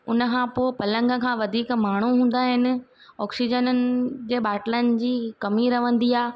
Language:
Sindhi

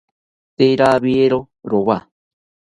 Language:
South Ucayali Ashéninka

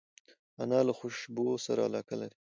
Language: Pashto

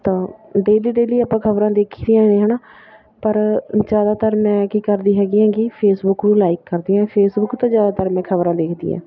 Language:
Punjabi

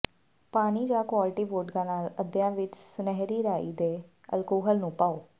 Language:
Punjabi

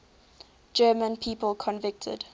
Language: English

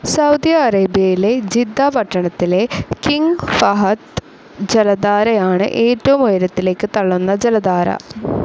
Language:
Malayalam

